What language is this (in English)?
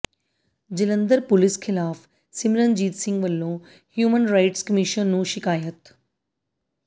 Punjabi